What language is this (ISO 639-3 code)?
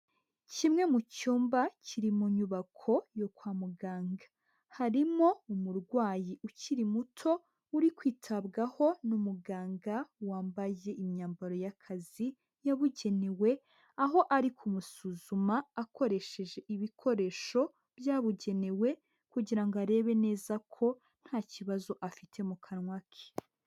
kin